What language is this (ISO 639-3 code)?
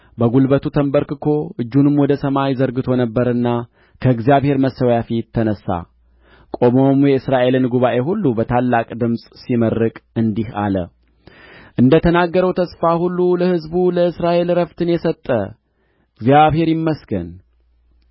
amh